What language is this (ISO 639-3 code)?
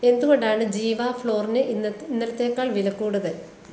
mal